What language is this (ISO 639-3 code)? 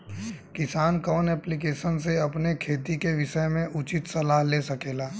bho